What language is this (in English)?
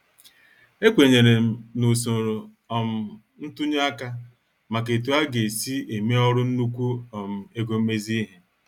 Igbo